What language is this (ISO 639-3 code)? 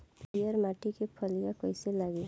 bho